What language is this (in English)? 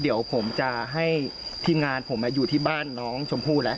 Thai